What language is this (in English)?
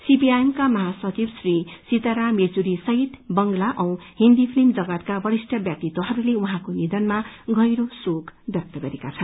Nepali